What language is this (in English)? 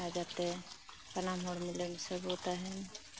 Santali